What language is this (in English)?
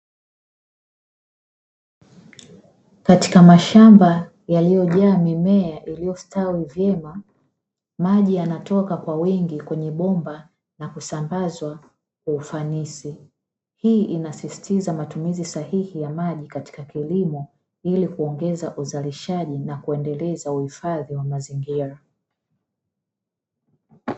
Swahili